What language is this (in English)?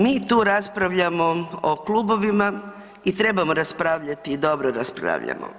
Croatian